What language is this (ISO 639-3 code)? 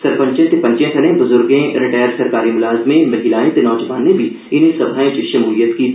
doi